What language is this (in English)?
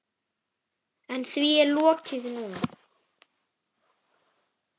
Icelandic